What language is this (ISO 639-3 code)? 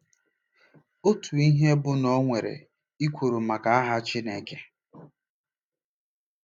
ibo